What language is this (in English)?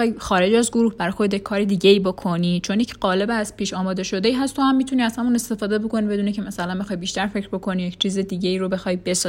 Persian